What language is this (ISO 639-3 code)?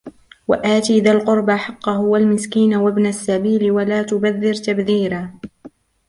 ara